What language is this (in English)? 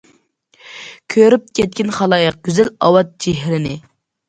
Uyghur